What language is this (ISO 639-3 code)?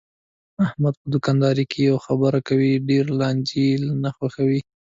pus